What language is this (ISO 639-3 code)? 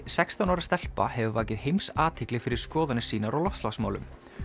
isl